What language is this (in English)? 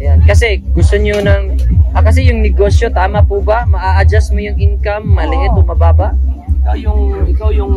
Filipino